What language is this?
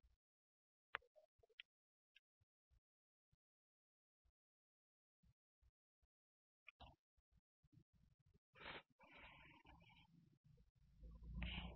Marathi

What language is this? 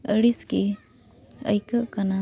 Santali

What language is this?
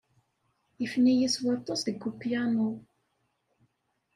Kabyle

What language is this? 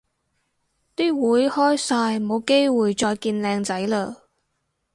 Cantonese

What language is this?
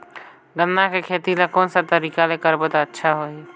Chhattisgarhi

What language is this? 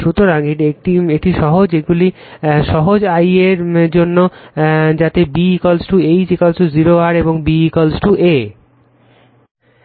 Bangla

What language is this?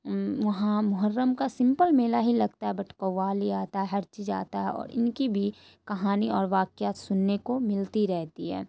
Urdu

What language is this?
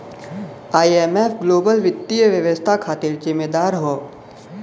Bhojpuri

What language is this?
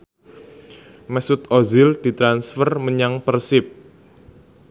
Javanese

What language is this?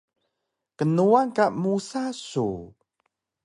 Taroko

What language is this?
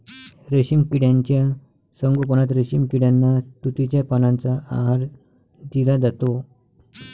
Marathi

